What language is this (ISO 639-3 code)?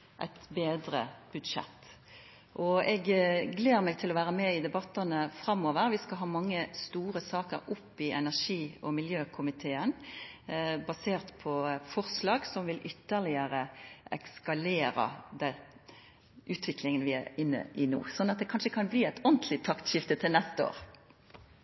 nno